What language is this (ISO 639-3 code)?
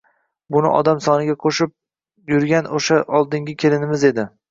uzb